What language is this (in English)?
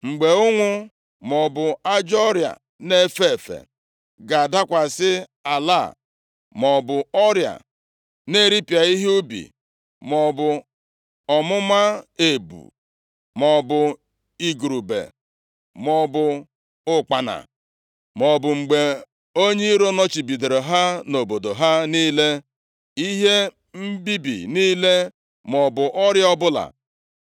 Igbo